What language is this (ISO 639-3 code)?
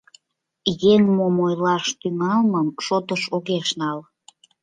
chm